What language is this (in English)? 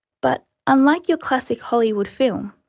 English